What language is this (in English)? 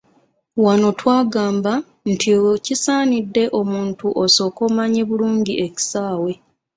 Ganda